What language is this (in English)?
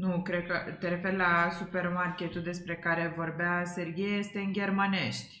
Romanian